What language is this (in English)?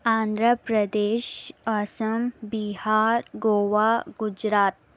Urdu